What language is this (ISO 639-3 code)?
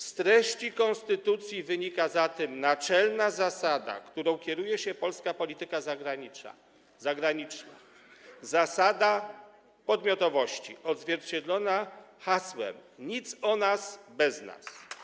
pol